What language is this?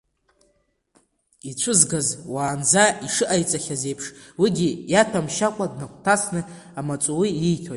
Abkhazian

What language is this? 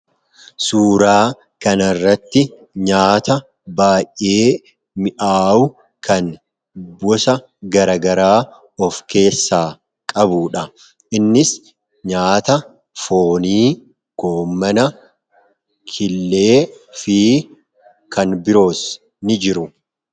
Oromo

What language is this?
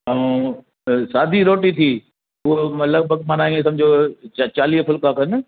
Sindhi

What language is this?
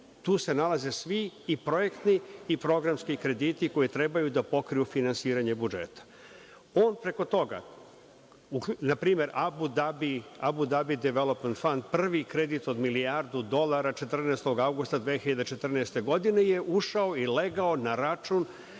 Serbian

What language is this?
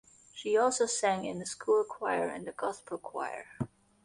English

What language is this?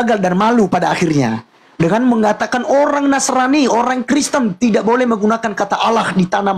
Indonesian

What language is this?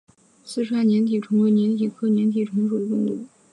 Chinese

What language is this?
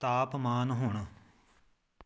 Punjabi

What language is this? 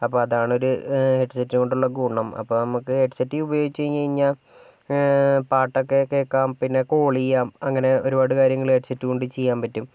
Malayalam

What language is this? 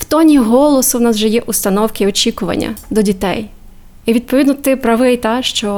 Ukrainian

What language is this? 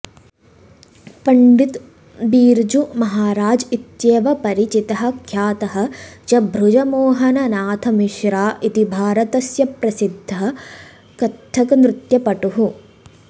Sanskrit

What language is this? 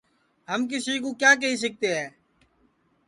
Sansi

